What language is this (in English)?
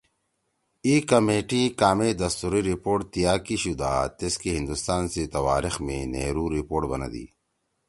Torwali